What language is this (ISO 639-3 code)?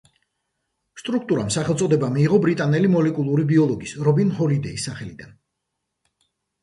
kat